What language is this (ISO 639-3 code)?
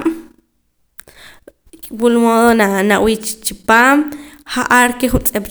poc